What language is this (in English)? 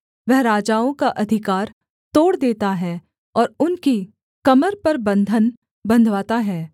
Hindi